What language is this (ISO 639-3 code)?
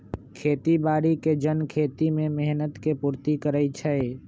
mag